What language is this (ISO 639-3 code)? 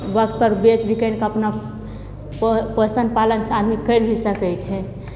mai